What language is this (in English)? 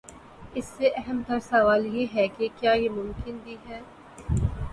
Urdu